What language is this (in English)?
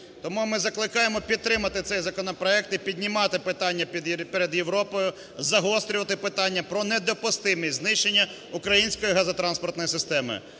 Ukrainian